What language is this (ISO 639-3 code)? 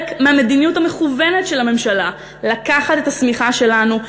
heb